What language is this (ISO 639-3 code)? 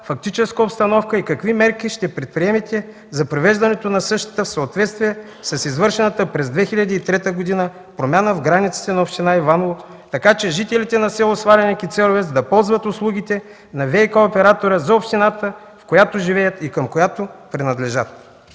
bul